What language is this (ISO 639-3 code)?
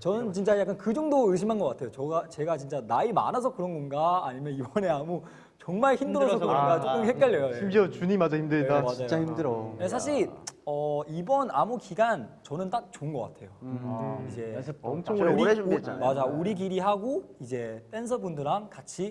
kor